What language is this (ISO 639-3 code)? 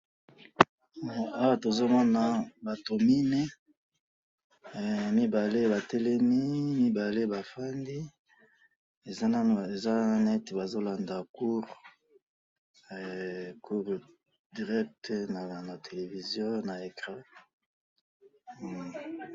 lin